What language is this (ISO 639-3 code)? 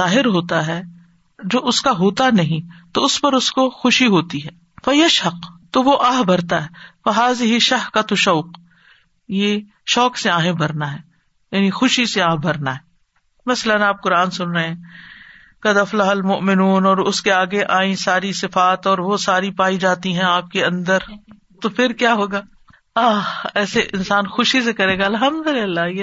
urd